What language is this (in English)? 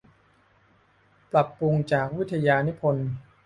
Thai